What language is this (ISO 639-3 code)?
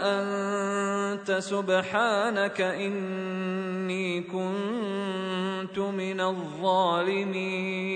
ara